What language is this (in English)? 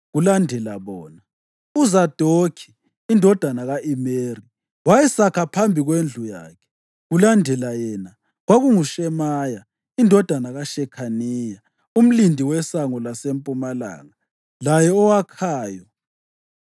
North Ndebele